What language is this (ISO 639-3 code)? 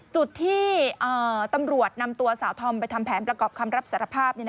tha